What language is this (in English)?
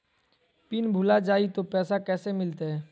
Magahi